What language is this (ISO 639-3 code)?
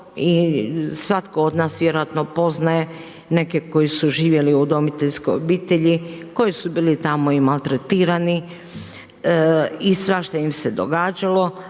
hrv